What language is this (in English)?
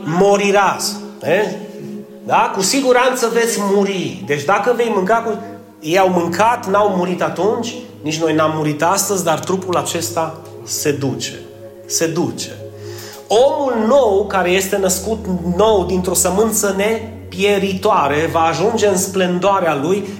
Romanian